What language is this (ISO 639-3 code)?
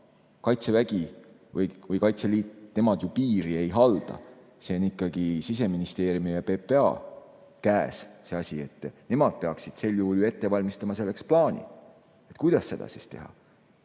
est